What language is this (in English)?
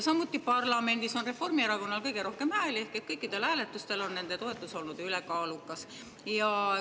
Estonian